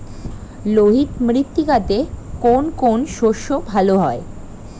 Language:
Bangla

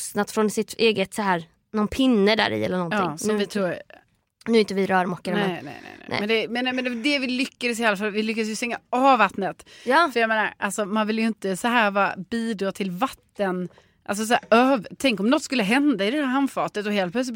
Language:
Swedish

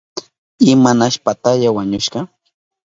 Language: Southern Pastaza Quechua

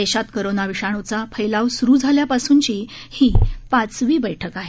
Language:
Marathi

